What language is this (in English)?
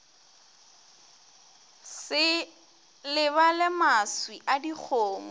Northern Sotho